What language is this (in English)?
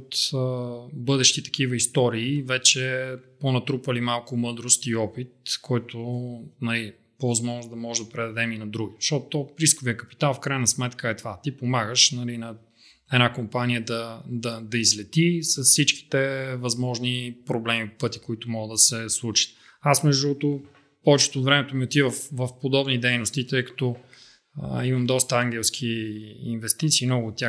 Bulgarian